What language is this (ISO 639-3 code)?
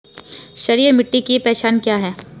hin